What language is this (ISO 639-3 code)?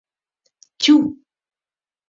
chm